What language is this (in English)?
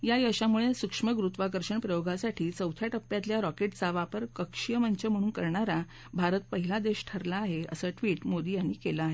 Marathi